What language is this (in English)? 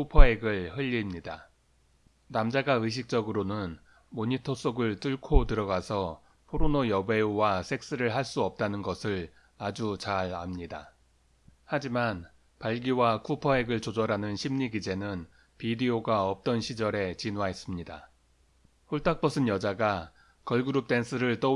Korean